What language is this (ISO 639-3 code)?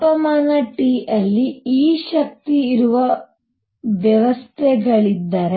kan